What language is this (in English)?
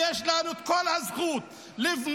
Hebrew